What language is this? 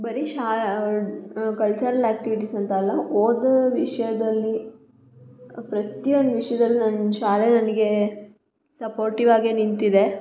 Kannada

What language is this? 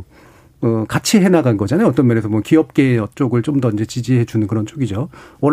Korean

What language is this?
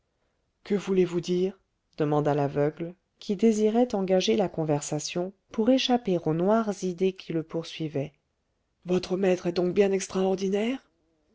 French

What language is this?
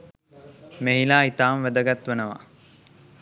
Sinhala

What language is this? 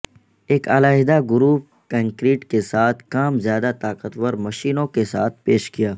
Urdu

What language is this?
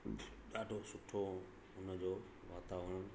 Sindhi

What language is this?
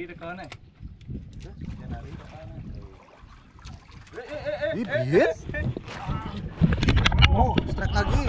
Indonesian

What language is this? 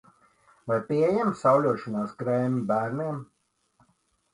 Latvian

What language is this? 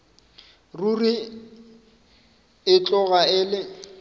Northern Sotho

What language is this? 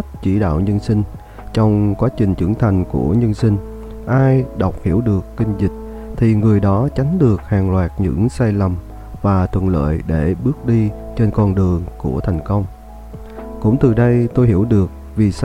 Vietnamese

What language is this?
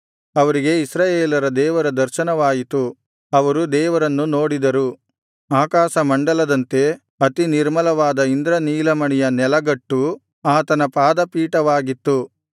Kannada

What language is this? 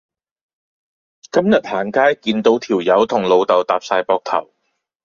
Cantonese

